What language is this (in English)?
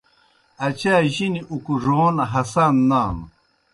Kohistani Shina